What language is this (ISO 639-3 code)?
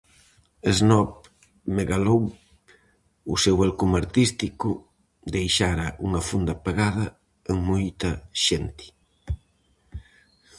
glg